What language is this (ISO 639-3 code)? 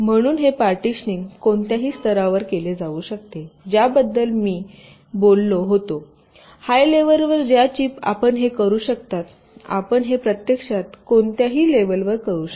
mar